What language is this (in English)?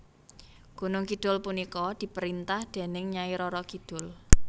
Javanese